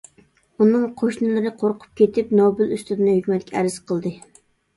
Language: Uyghur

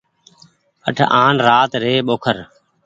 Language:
Goaria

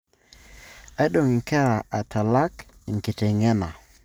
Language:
Masai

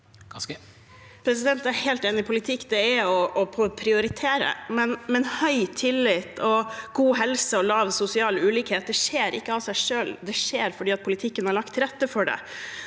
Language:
Norwegian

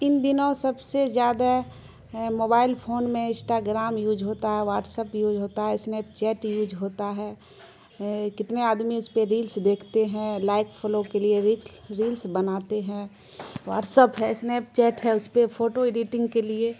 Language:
Urdu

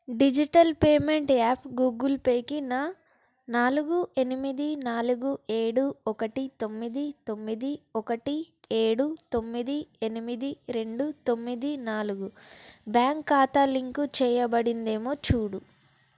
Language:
Telugu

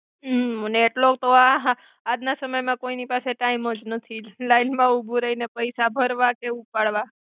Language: Gujarati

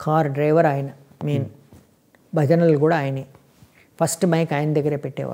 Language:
Hindi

